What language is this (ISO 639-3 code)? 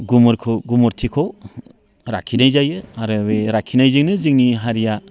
brx